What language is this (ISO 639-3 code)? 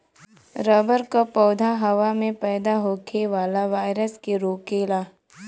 bho